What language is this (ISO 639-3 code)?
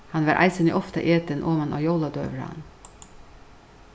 fao